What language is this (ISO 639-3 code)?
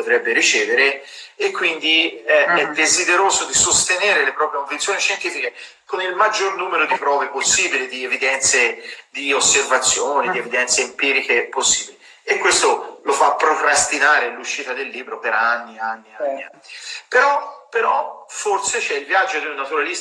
ita